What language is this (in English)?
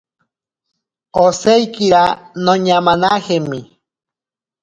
Ashéninka Perené